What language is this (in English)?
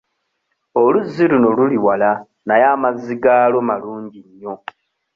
Ganda